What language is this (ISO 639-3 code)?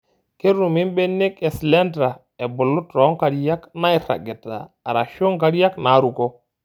mas